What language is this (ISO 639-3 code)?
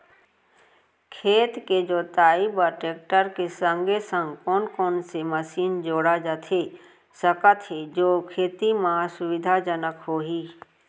hne